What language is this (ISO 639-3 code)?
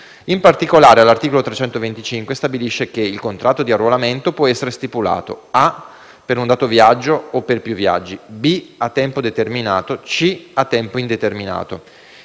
ita